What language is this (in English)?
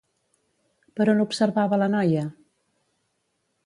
Catalan